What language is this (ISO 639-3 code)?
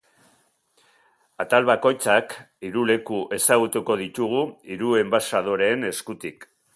eus